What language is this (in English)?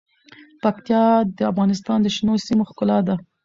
Pashto